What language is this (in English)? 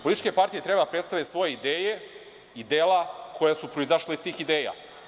Serbian